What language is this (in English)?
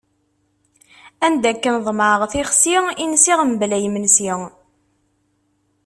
Kabyle